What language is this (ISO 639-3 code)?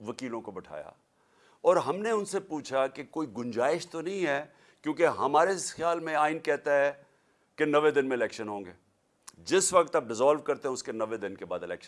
urd